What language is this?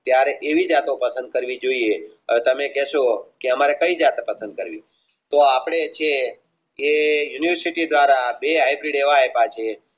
Gujarati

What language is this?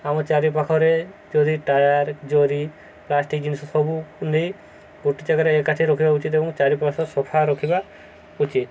Odia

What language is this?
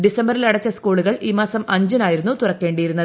Malayalam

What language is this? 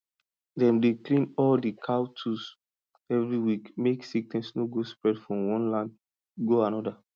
Nigerian Pidgin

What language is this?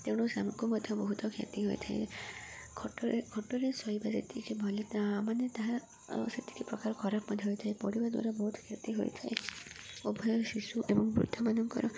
Odia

